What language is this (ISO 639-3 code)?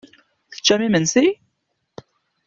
kab